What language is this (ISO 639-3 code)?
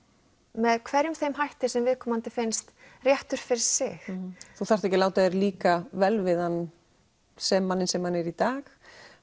isl